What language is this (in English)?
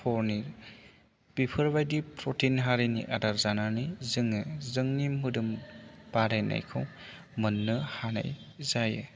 Bodo